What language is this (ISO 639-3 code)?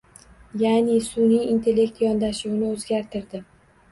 uzb